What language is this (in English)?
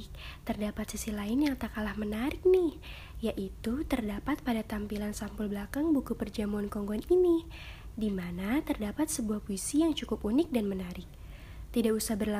Indonesian